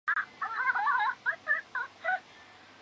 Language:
Chinese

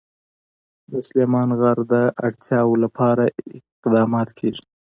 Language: Pashto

